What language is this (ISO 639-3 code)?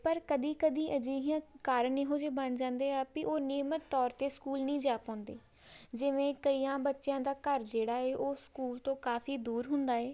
pan